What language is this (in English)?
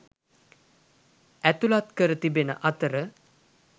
Sinhala